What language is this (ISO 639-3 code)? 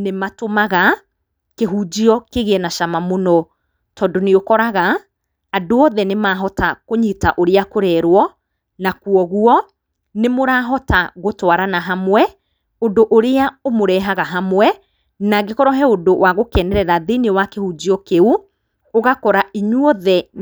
kik